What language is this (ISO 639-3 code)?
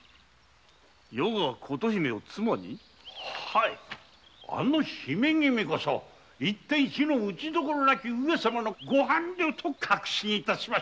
jpn